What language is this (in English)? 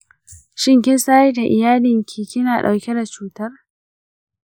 Hausa